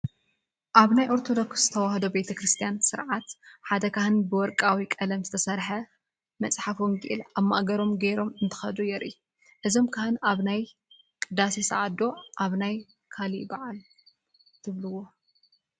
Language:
Tigrinya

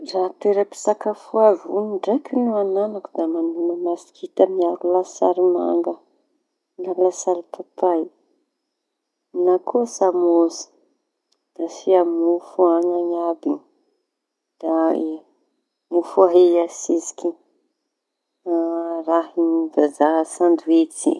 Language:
Tanosy Malagasy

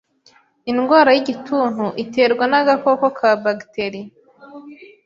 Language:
Kinyarwanda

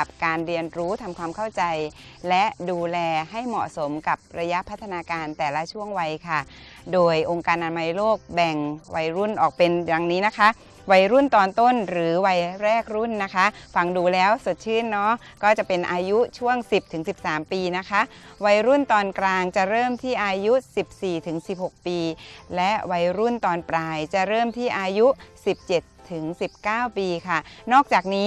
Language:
Thai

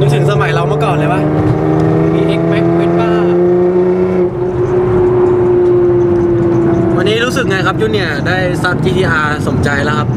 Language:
Thai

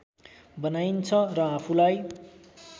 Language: Nepali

